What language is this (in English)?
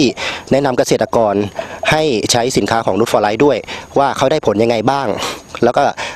Thai